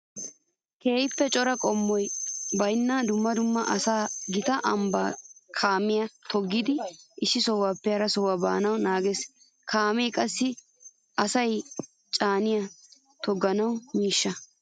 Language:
Wolaytta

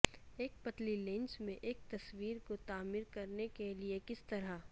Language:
Urdu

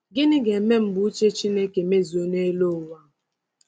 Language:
Igbo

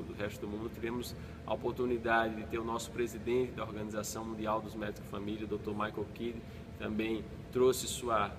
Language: Portuguese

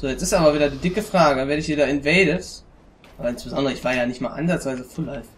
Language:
German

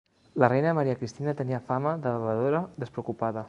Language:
Catalan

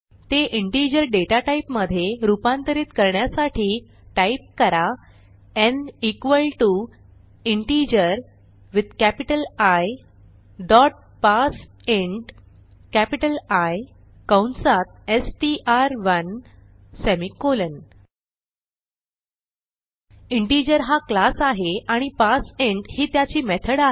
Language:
Marathi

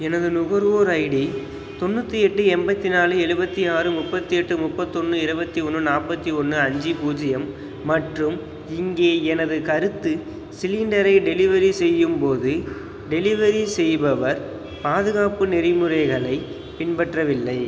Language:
Tamil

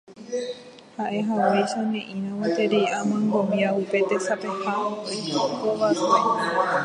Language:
Guarani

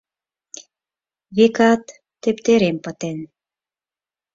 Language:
Mari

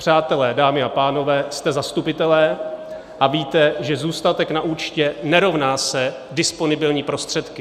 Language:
Czech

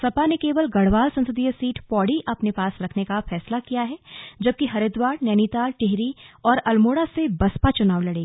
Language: Hindi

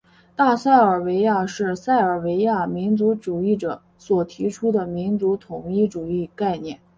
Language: Chinese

